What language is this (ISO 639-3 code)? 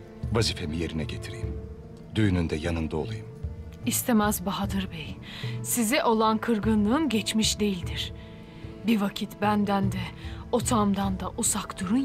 tur